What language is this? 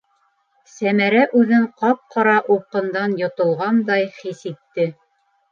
Bashkir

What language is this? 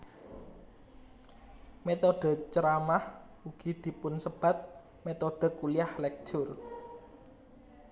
Javanese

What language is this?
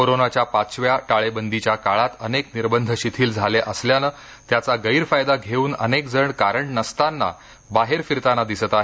Marathi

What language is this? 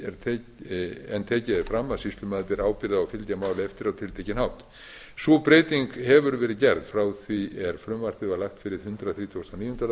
Icelandic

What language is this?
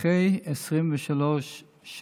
Hebrew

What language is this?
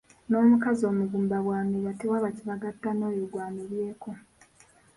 Ganda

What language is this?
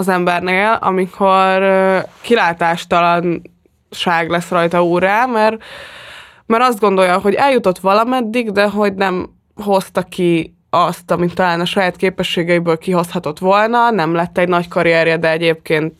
Hungarian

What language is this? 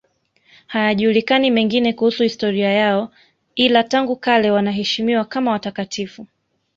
Swahili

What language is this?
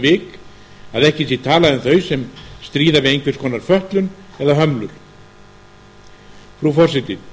Icelandic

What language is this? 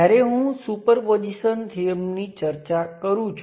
Gujarati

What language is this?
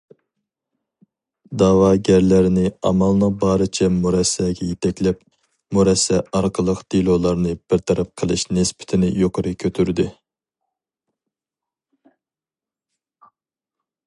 Uyghur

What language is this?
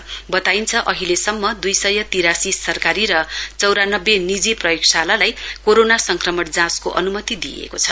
Nepali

